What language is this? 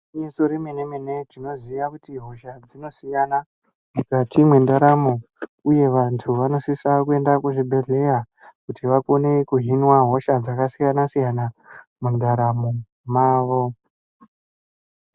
Ndau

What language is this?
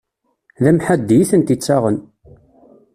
Kabyle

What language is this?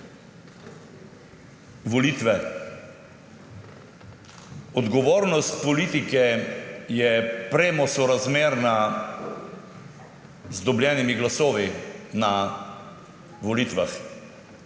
Slovenian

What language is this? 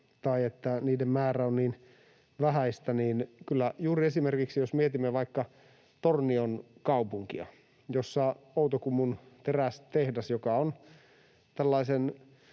Finnish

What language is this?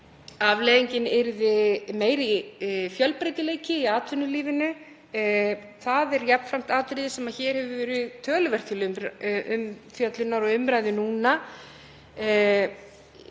Icelandic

